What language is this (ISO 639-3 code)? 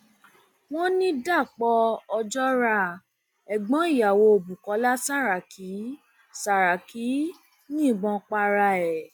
yor